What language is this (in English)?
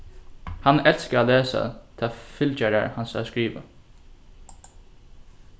Faroese